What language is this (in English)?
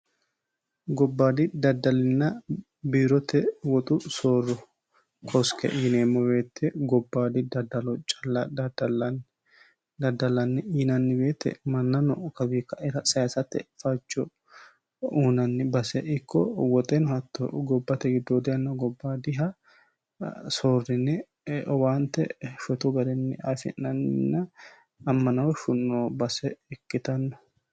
Sidamo